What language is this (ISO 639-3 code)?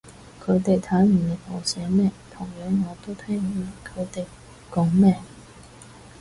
yue